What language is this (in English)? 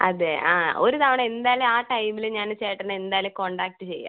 Malayalam